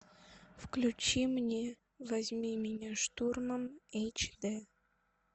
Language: Russian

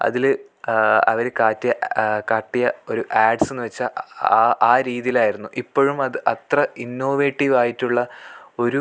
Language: Malayalam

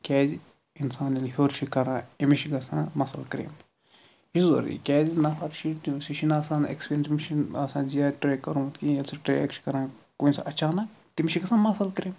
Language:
Kashmiri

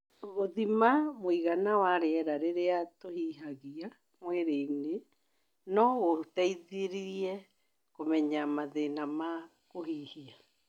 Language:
Kikuyu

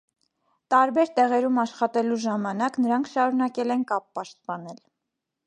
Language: Armenian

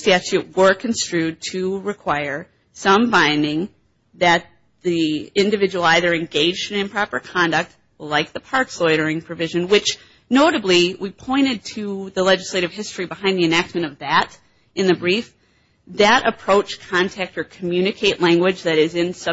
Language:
English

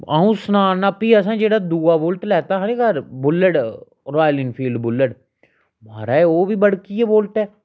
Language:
Dogri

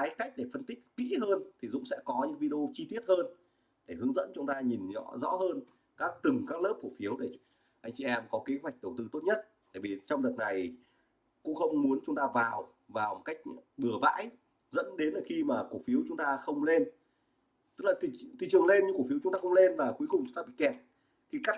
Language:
Vietnamese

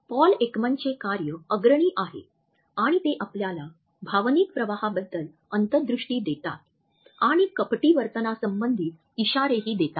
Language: Marathi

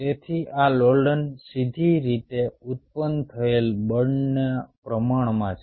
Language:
Gujarati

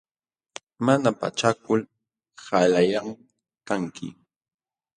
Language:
Jauja Wanca Quechua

